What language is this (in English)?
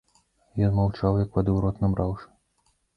Belarusian